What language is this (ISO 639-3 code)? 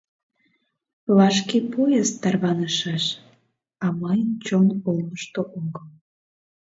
chm